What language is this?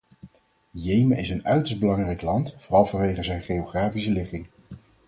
Dutch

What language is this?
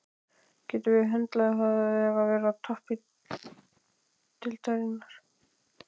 Icelandic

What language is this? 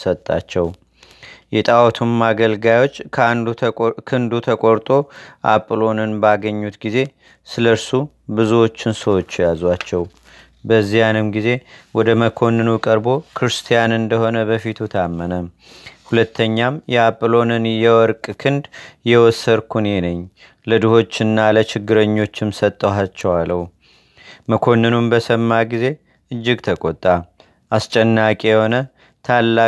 Amharic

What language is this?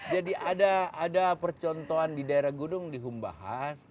Indonesian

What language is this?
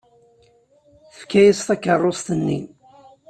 Kabyle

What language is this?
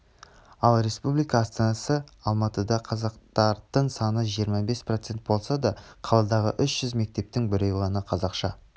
Kazakh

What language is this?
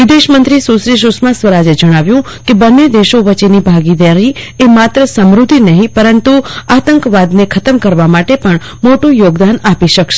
Gujarati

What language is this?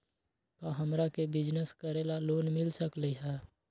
Magahi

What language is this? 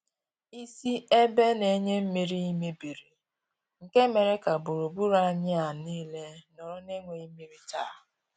Igbo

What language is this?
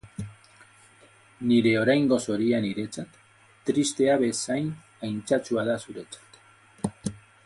Basque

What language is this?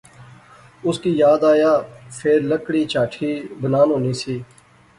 Pahari-Potwari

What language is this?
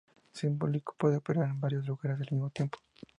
Spanish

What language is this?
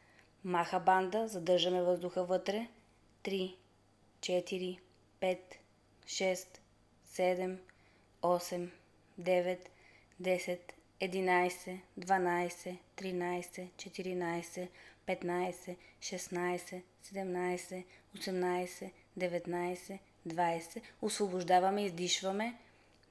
Bulgarian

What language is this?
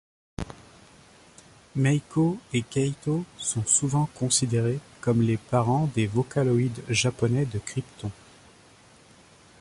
French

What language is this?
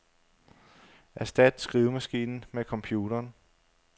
Danish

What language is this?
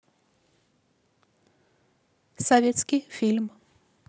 Russian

